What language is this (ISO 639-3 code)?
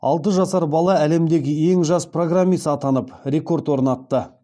kaz